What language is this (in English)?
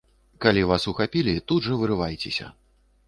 Belarusian